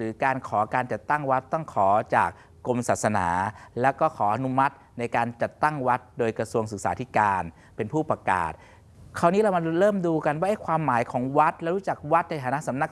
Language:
Thai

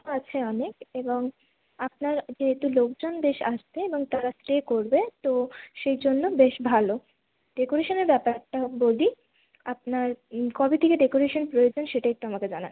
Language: Bangla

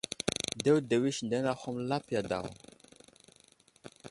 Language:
Wuzlam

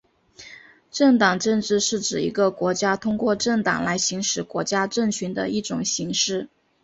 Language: Chinese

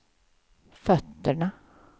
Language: Swedish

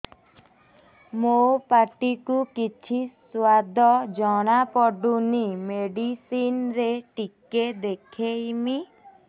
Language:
Odia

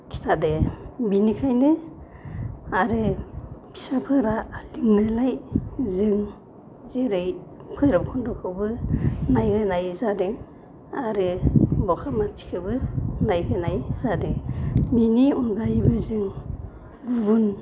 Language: Bodo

